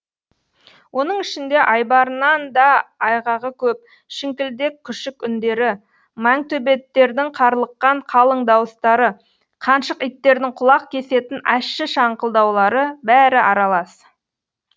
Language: Kazakh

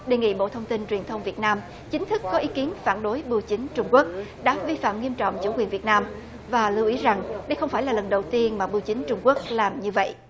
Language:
Vietnamese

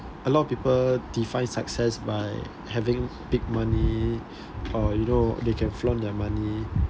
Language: English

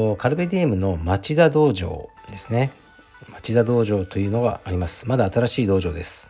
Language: Japanese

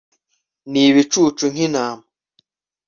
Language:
Kinyarwanda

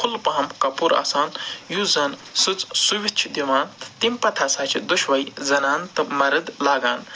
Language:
Kashmiri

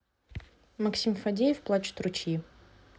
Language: Russian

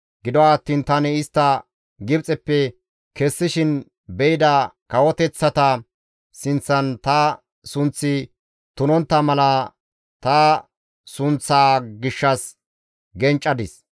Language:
Gamo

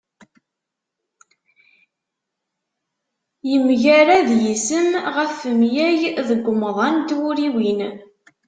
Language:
Kabyle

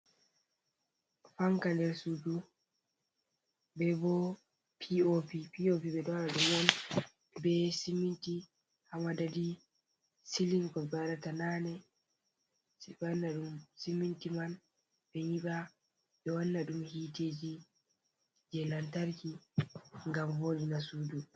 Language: Fula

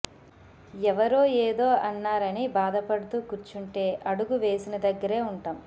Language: Telugu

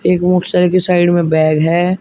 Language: Hindi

